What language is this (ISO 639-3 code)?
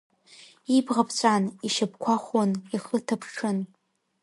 abk